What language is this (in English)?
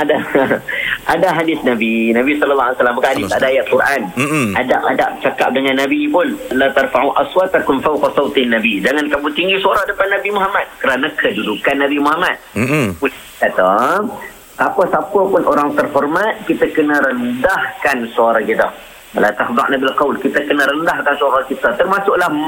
Malay